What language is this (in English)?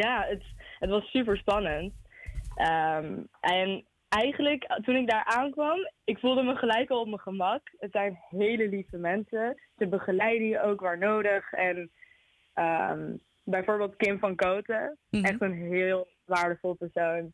Dutch